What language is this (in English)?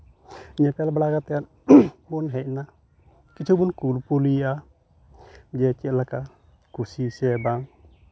Santali